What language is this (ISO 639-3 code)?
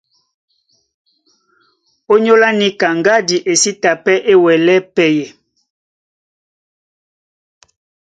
dua